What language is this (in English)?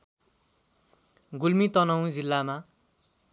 Nepali